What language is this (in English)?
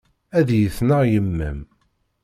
Kabyle